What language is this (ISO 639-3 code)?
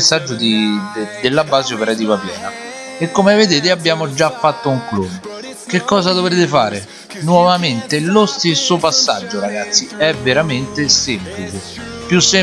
ita